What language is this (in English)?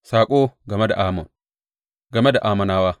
Hausa